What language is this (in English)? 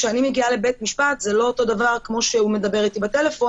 Hebrew